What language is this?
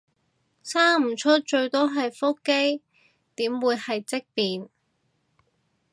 Cantonese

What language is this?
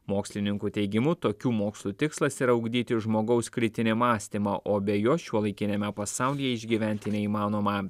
Lithuanian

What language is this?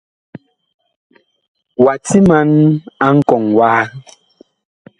Bakoko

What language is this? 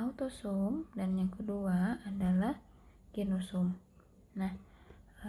Indonesian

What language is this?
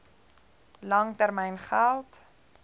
Afrikaans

